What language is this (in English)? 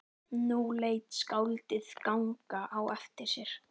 Icelandic